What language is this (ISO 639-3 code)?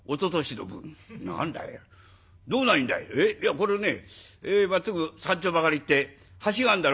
jpn